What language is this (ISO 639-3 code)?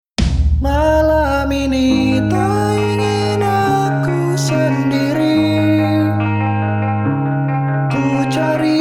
ind